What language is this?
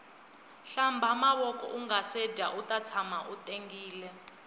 Tsonga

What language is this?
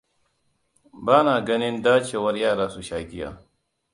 Hausa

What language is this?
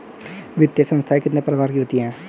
Hindi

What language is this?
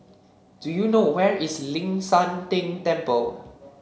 English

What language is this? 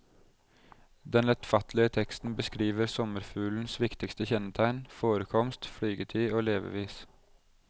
Norwegian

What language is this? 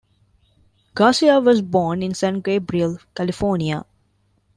English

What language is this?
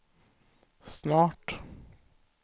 Swedish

